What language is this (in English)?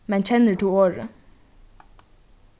Faroese